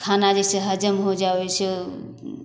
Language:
Maithili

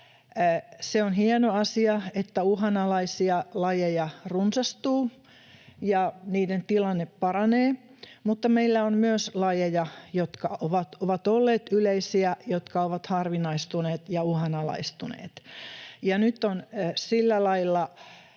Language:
Finnish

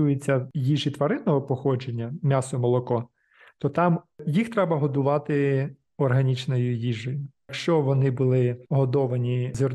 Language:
Ukrainian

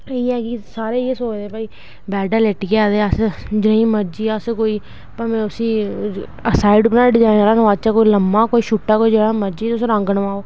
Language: Dogri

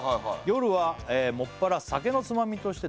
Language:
Japanese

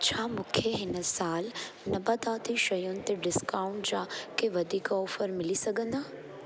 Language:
Sindhi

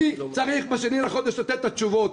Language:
Hebrew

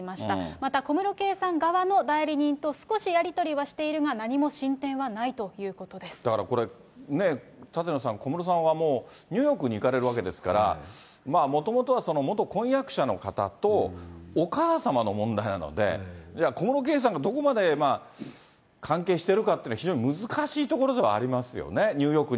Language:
Japanese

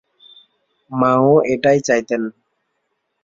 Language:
Bangla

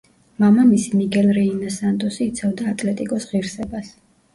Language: Georgian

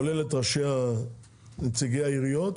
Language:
Hebrew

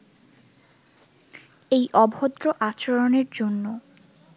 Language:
Bangla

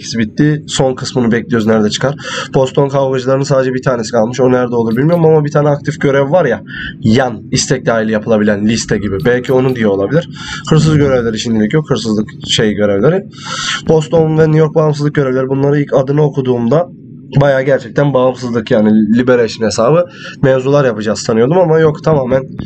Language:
Turkish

